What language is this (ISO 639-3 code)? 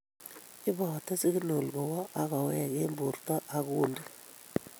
kln